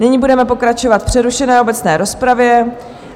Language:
Czech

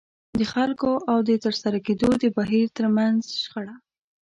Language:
Pashto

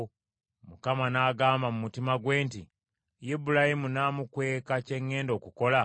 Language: Ganda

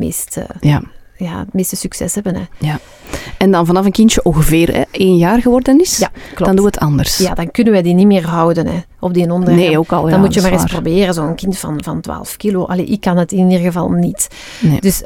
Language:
Dutch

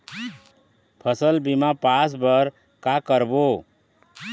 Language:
Chhattisgarhi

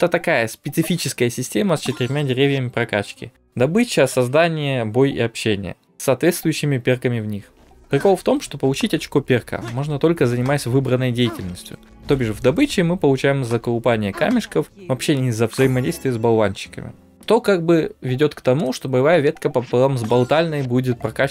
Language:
Russian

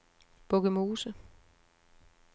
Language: Danish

